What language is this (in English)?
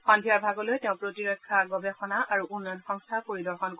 Assamese